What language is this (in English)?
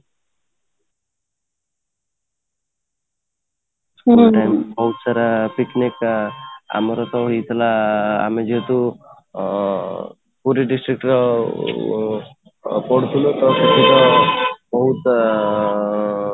Odia